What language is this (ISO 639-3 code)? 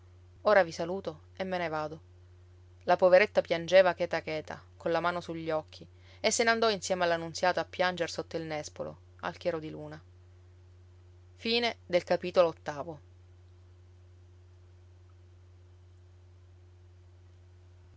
ita